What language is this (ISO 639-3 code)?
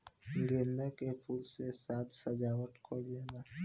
bho